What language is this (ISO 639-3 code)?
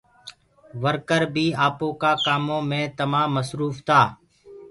ggg